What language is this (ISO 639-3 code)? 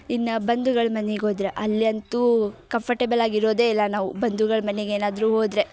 kan